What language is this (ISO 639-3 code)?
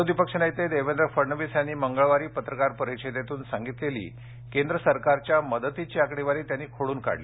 mar